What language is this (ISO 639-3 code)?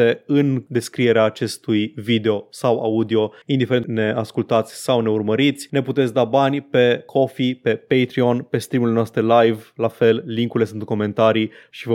ron